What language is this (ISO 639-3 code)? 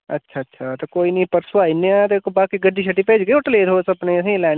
doi